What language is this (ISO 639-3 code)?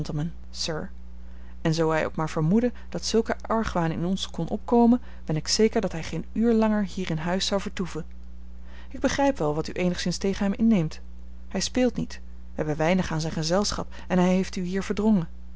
nld